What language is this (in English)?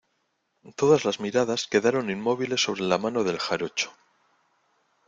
Spanish